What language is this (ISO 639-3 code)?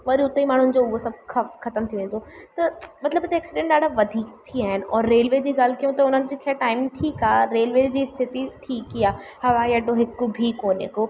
snd